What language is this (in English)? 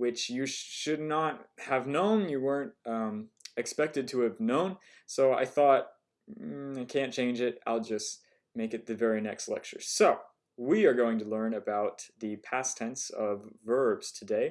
English